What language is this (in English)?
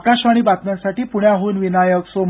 Marathi